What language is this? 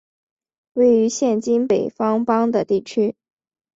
Chinese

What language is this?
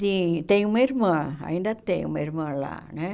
Portuguese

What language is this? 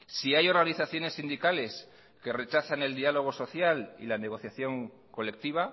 Spanish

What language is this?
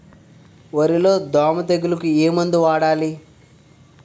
Telugu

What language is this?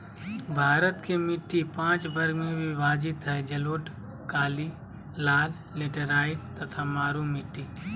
Magahi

